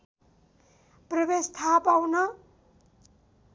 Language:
Nepali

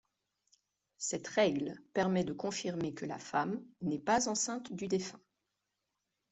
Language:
French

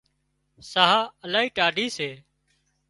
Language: Wadiyara Koli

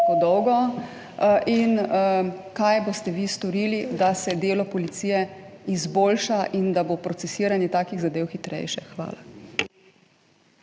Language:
Slovenian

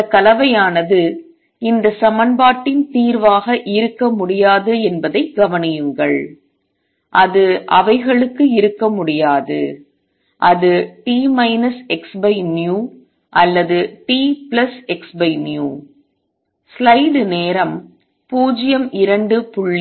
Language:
Tamil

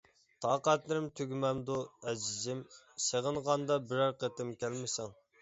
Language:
Uyghur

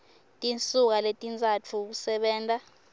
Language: Swati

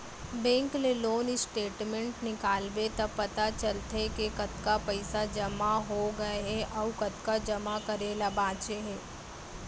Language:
Chhattisgarhi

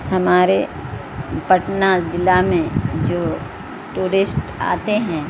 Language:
Urdu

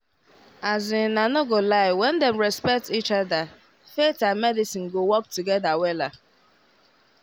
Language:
Nigerian Pidgin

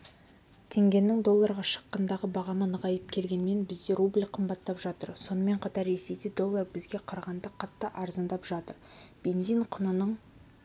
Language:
Kazakh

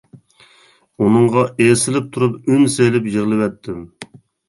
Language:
Uyghur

